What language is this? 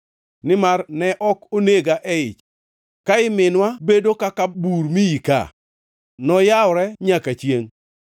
Luo (Kenya and Tanzania)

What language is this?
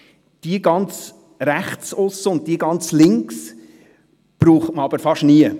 Swiss German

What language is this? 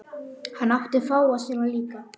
Icelandic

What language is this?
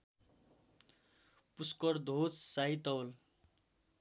Nepali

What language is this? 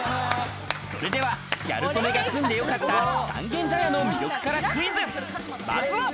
Japanese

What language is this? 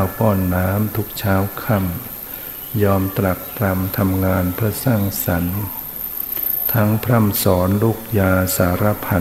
Thai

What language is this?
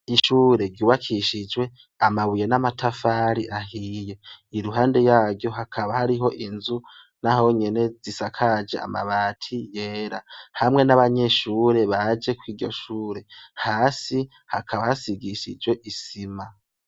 Rundi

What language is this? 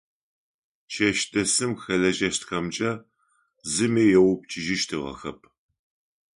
Adyghe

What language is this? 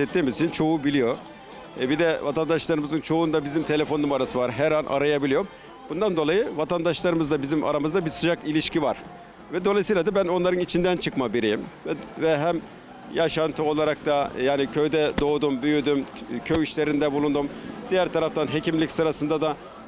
Turkish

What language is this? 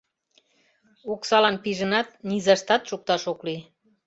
Mari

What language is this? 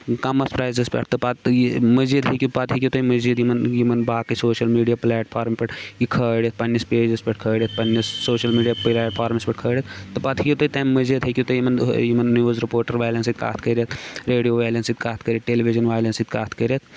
Kashmiri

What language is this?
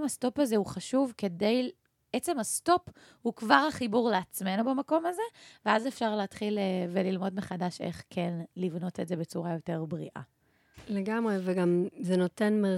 Hebrew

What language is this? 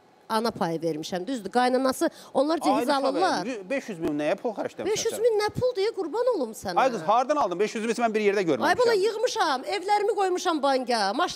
Turkish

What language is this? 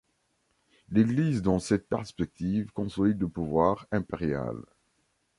French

